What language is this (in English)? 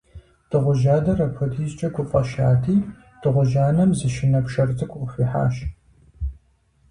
Kabardian